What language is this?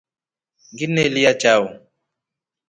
Rombo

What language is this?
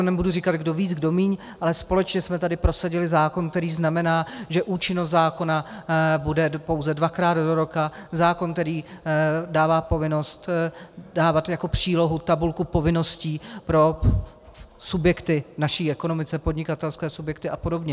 Czech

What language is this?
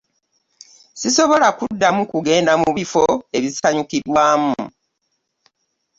Ganda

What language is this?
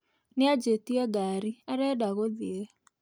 Kikuyu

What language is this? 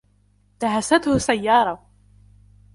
Arabic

